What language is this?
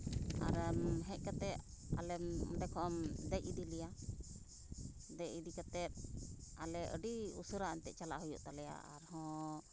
Santali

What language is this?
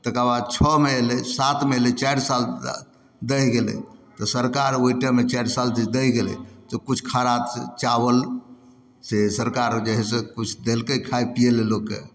Maithili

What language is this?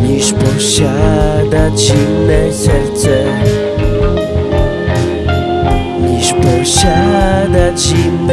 Polish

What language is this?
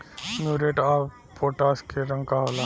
Bhojpuri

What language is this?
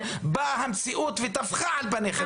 Hebrew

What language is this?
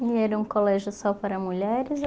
Portuguese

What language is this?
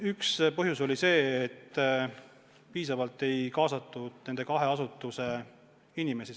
Estonian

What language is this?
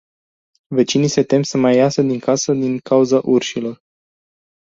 Romanian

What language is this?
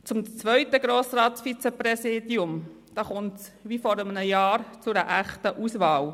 Swiss German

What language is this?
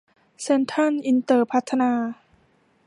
Thai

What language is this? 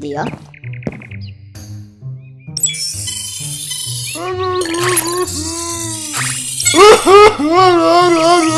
Italian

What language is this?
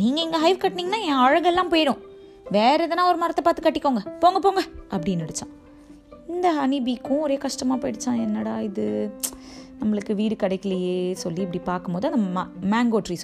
Tamil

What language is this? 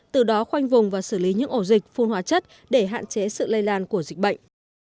Vietnamese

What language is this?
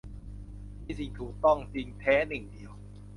Thai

